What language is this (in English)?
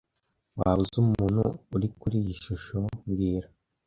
Kinyarwanda